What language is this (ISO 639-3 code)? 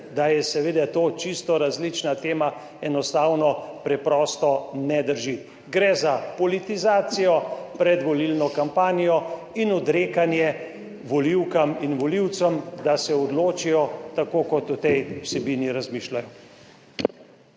slv